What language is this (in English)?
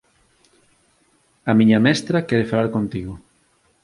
Galician